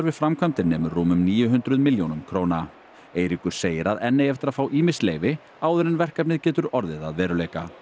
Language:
Icelandic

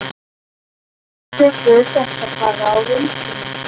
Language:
Icelandic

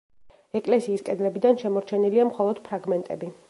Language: Georgian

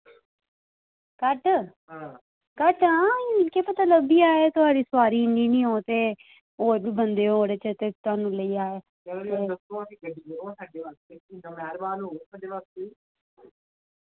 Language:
Dogri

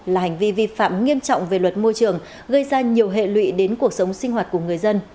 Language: Vietnamese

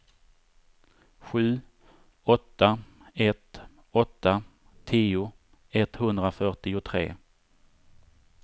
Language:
Swedish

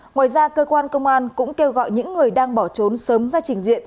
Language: Vietnamese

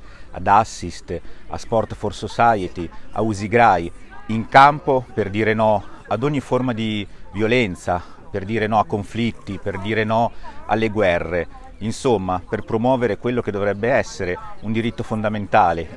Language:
Italian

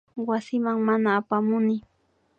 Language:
Imbabura Highland Quichua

